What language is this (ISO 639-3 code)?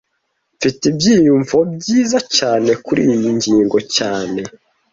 kin